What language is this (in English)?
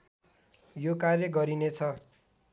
Nepali